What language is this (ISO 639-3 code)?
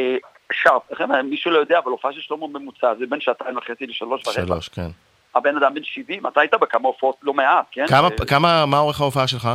heb